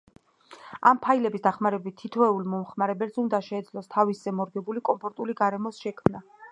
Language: Georgian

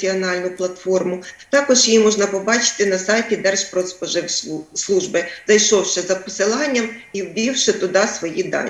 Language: Ukrainian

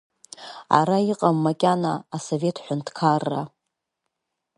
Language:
Abkhazian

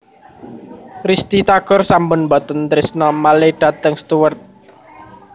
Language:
Javanese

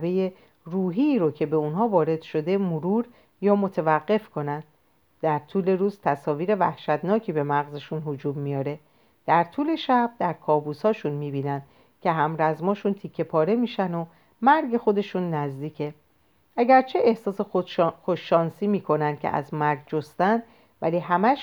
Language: Persian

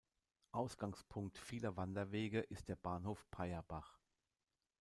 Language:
German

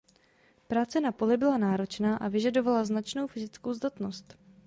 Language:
Czech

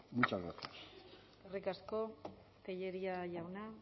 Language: Basque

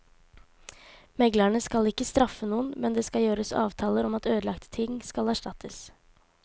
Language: Norwegian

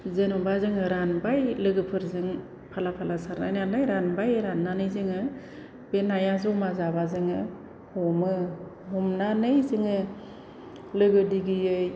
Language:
Bodo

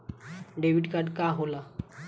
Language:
Bhojpuri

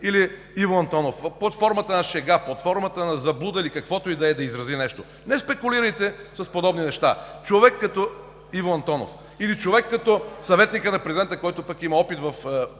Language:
Bulgarian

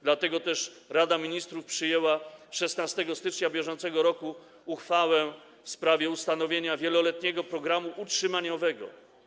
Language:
Polish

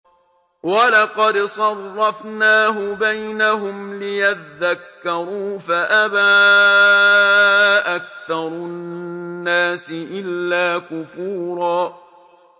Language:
Arabic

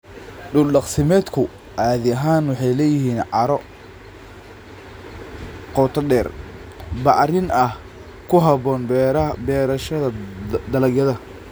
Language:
Somali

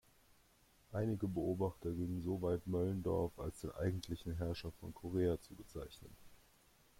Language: German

